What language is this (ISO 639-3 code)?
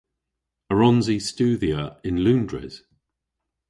cor